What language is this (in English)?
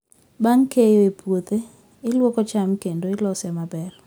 Luo (Kenya and Tanzania)